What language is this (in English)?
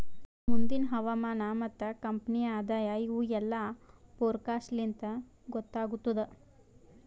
Kannada